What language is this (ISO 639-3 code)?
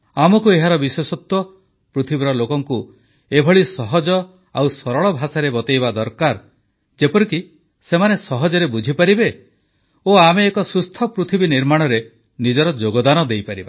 ori